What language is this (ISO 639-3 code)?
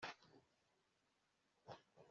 kin